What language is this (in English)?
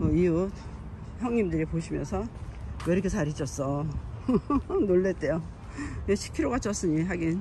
Korean